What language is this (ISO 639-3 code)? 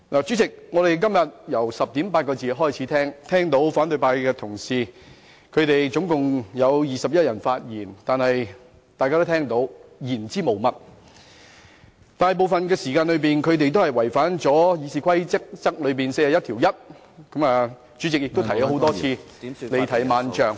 yue